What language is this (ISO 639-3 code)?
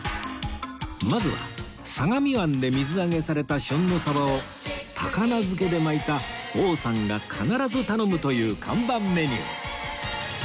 jpn